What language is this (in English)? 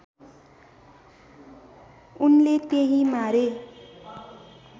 Nepali